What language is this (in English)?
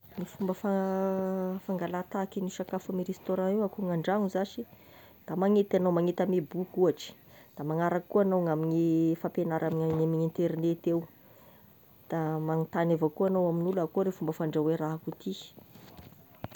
Tesaka Malagasy